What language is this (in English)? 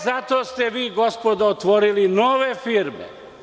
Serbian